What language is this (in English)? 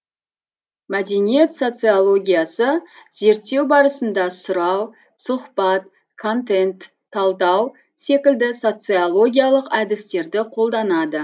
Kazakh